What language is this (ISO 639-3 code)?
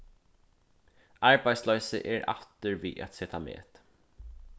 fao